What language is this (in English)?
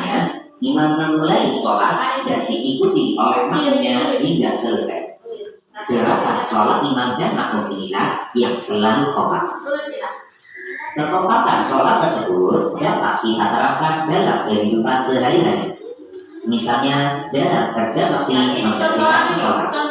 Indonesian